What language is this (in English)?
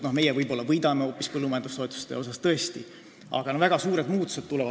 Estonian